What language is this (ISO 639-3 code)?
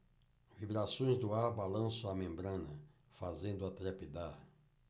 por